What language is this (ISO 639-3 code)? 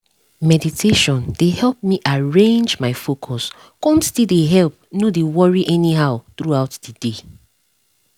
pcm